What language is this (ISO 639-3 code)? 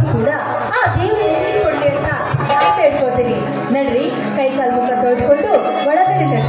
ind